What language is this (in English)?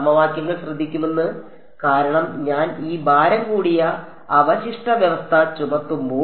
Malayalam